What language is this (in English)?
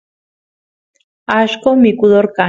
Santiago del Estero Quichua